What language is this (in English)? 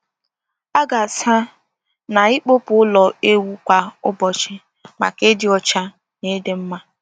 Igbo